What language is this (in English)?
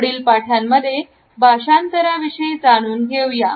Marathi